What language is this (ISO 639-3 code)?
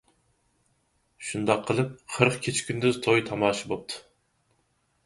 uig